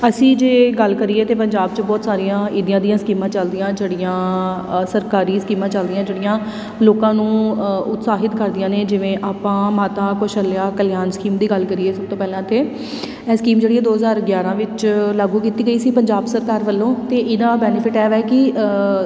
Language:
Punjabi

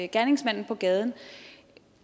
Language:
Danish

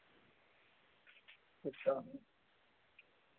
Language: Dogri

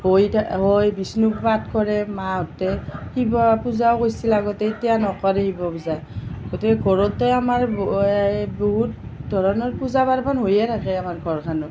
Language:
Assamese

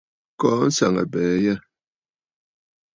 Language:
Bafut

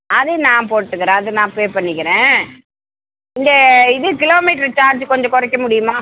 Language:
Tamil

